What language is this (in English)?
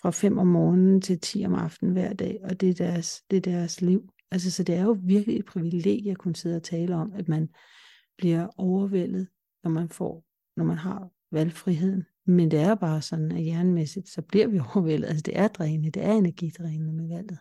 Danish